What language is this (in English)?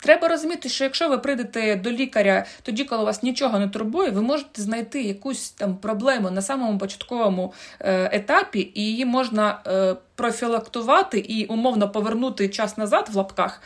Ukrainian